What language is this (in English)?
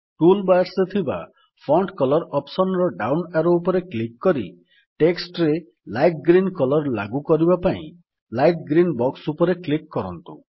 Odia